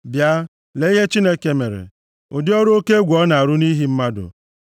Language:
Igbo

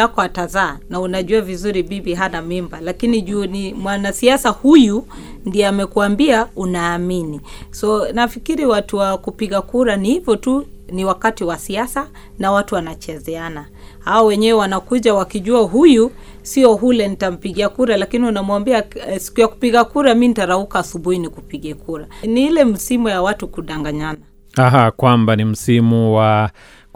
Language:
Swahili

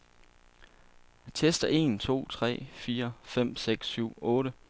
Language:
Danish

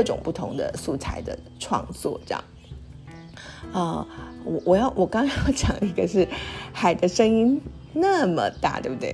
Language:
Chinese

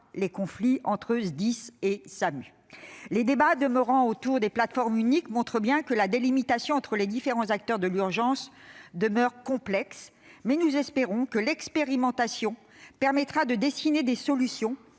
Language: French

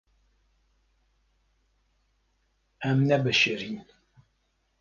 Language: Kurdish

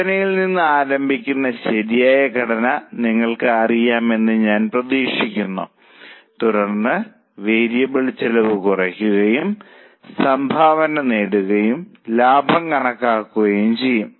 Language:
Malayalam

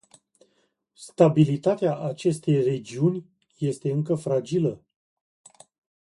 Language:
Romanian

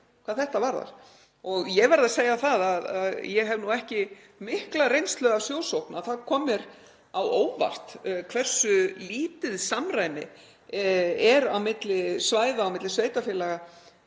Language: Icelandic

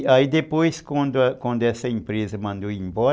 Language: Portuguese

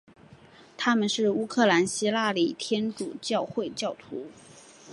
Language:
Chinese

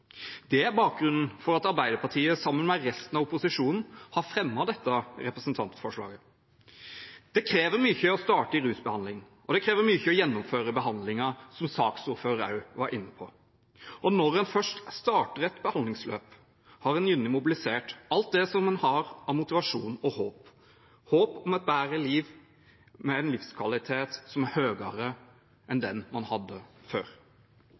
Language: Norwegian Bokmål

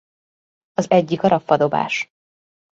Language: Hungarian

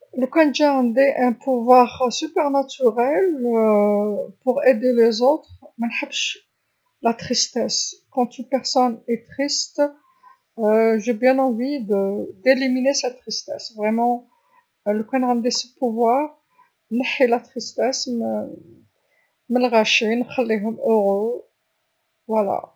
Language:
Algerian Arabic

